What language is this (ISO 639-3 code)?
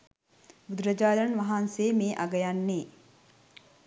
sin